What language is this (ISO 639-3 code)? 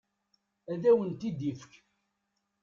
kab